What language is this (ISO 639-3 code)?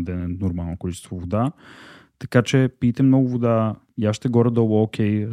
bul